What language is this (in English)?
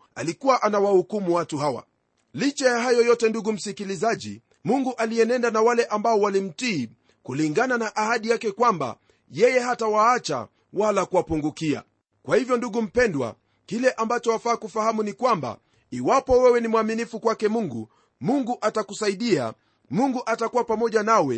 Swahili